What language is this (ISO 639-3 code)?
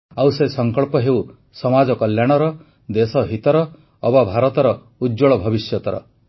ori